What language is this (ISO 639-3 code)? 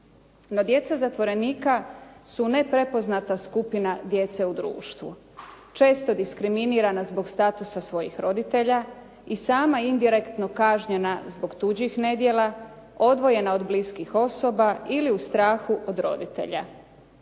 hrv